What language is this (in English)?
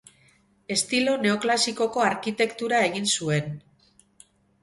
Basque